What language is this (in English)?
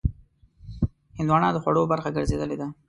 Pashto